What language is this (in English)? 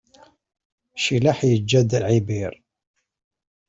Kabyle